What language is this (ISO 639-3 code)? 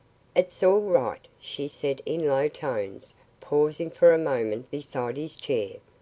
eng